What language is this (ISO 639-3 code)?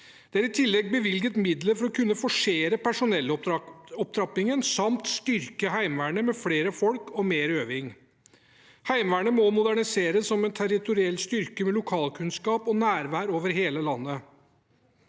nor